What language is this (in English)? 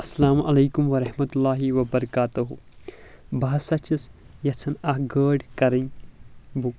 Kashmiri